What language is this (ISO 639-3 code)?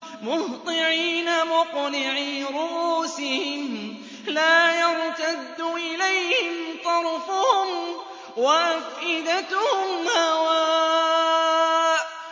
ara